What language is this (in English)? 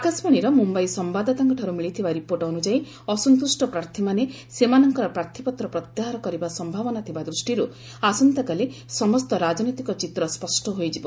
Odia